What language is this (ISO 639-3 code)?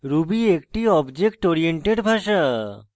ben